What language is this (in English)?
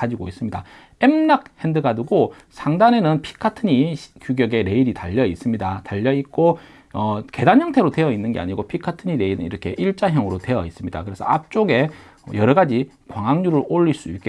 Korean